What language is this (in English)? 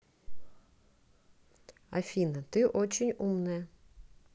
Russian